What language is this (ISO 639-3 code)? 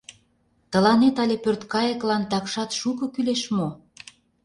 chm